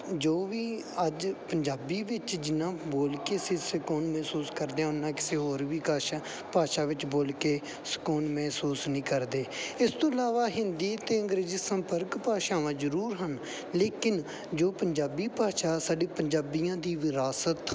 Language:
Punjabi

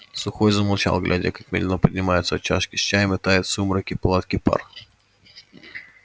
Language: Russian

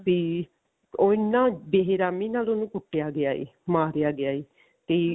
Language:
Punjabi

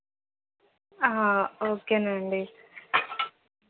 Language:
Telugu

